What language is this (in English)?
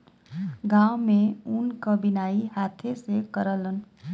Bhojpuri